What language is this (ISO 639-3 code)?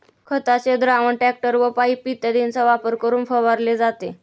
mar